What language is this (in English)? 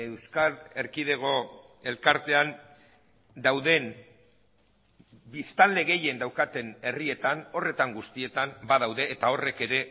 Basque